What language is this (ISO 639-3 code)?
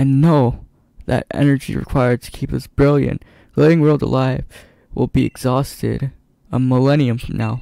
eng